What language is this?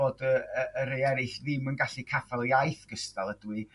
Welsh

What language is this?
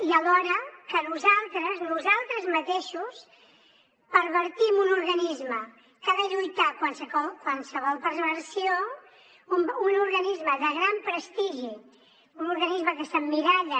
Catalan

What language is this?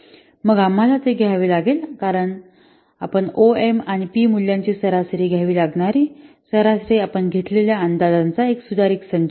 Marathi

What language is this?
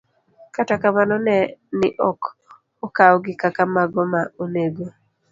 Luo (Kenya and Tanzania)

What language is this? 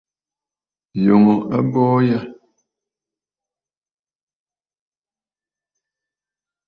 Bafut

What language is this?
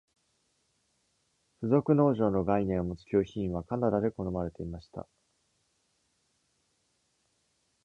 Japanese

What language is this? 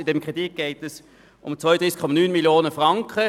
Swiss German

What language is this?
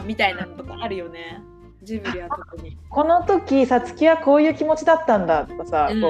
Japanese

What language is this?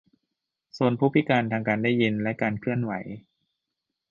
Thai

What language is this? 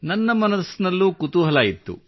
Kannada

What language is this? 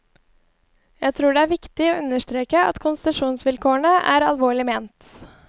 Norwegian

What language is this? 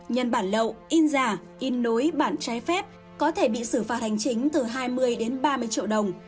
Vietnamese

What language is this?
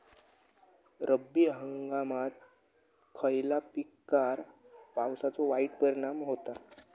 Marathi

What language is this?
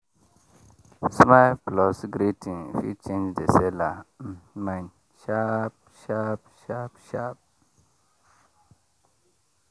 Nigerian Pidgin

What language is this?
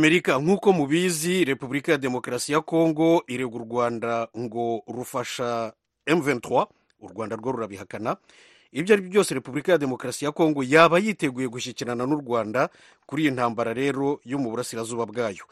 Swahili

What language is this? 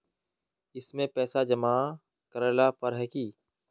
Magahi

